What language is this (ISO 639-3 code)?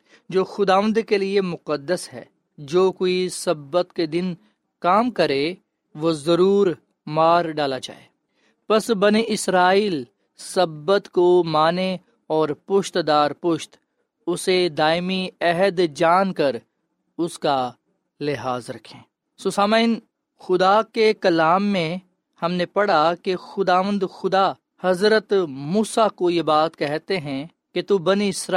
urd